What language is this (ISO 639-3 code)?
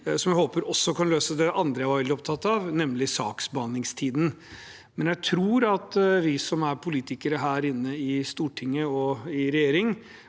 nor